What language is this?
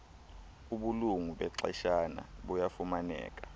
Xhosa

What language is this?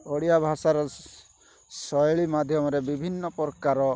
Odia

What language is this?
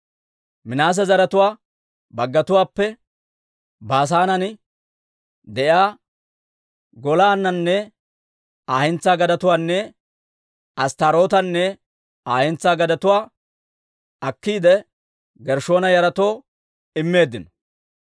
Dawro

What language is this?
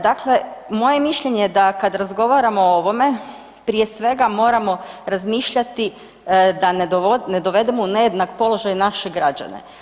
Croatian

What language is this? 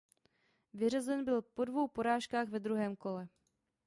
Czech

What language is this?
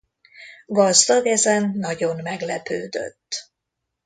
Hungarian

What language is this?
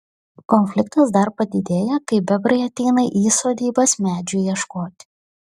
Lithuanian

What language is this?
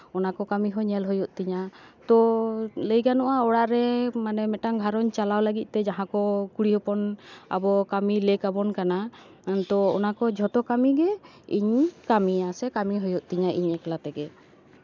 Santali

